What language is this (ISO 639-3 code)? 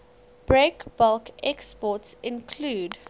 eng